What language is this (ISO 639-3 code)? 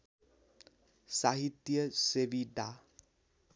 nep